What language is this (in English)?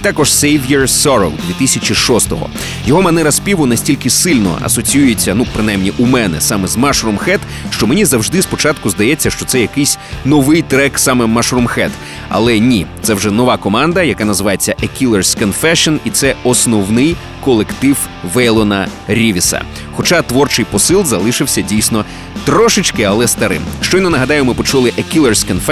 Ukrainian